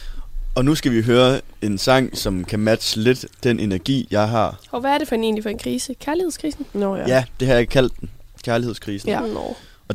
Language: Danish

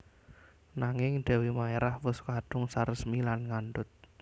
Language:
Javanese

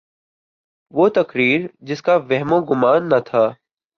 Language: Urdu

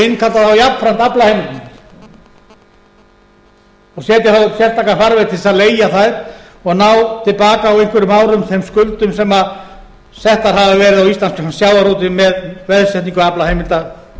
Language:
Icelandic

